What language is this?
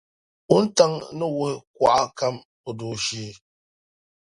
Dagbani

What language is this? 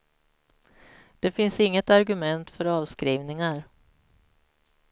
Swedish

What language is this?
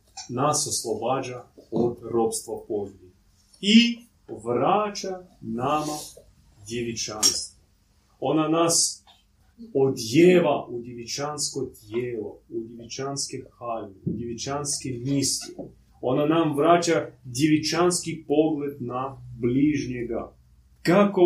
Croatian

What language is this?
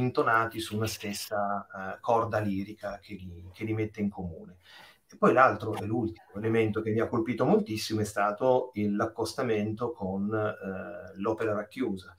Italian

